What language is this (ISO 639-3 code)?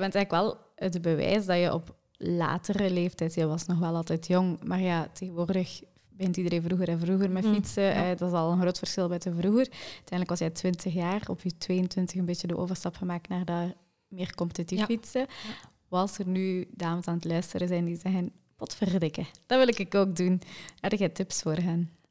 nld